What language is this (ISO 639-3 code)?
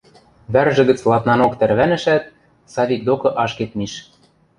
mrj